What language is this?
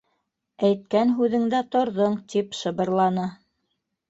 Bashkir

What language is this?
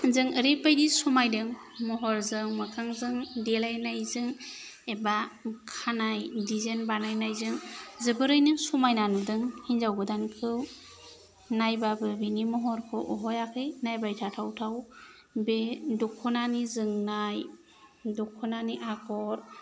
Bodo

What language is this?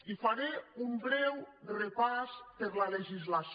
Catalan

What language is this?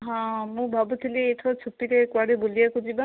Odia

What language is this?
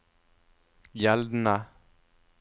Norwegian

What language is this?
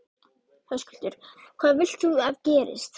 Icelandic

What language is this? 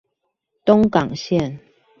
Chinese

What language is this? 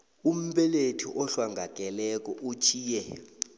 South Ndebele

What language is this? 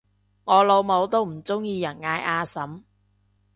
Cantonese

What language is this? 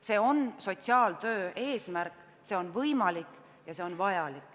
Estonian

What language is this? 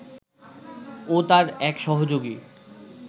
Bangla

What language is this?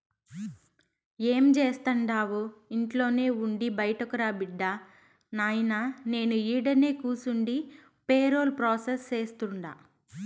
Telugu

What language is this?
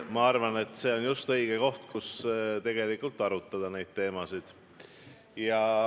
Estonian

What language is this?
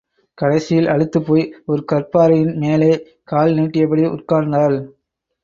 Tamil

